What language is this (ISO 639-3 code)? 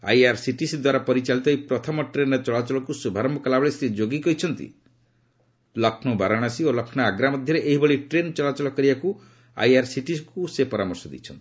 ori